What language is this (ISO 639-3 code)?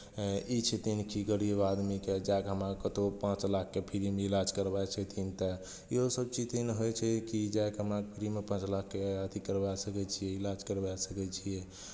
mai